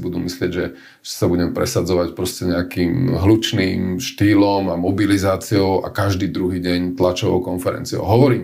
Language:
Slovak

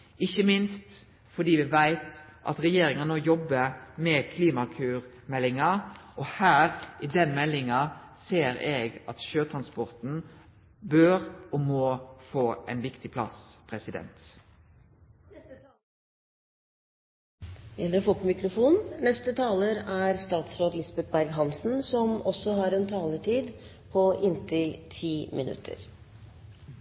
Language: Norwegian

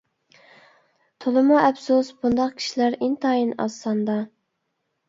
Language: Uyghur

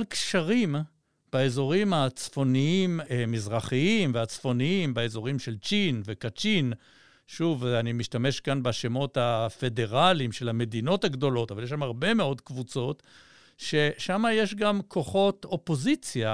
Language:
Hebrew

